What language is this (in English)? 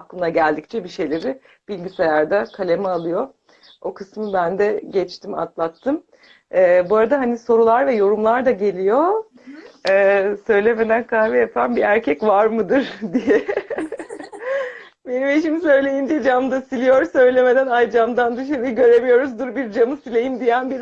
Turkish